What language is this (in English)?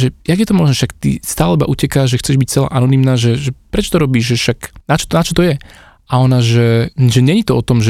Slovak